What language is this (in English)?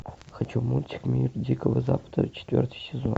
Russian